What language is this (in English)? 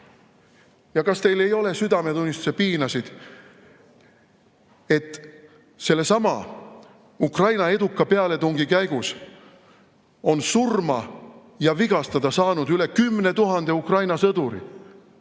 Estonian